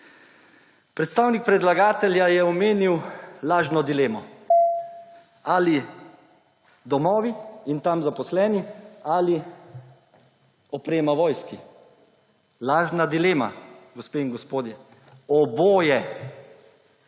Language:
Slovenian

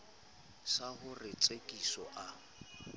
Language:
Southern Sotho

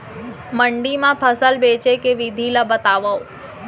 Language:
Chhattisgarhi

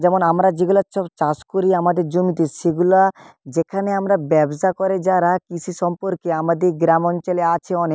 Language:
Bangla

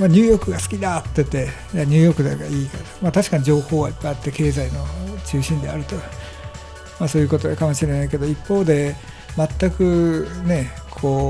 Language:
Japanese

